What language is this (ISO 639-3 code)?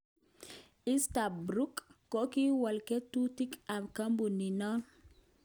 kln